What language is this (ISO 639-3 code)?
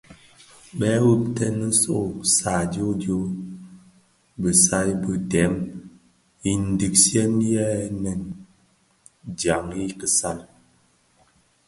ksf